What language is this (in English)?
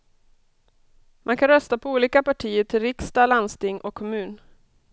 Swedish